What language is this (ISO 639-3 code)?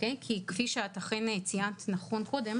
heb